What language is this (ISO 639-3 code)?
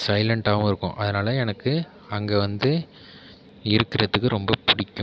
tam